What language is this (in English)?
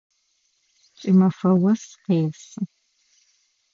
Adyghe